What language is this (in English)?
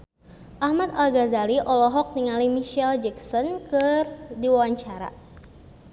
Sundanese